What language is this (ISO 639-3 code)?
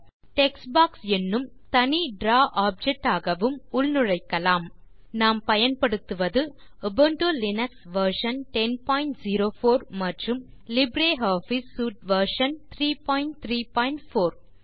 tam